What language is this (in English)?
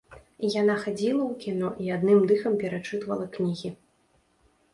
Belarusian